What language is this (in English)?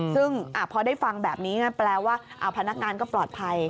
Thai